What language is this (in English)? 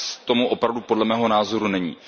Czech